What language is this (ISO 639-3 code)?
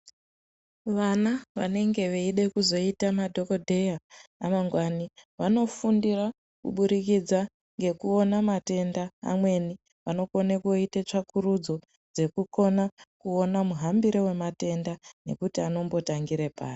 ndc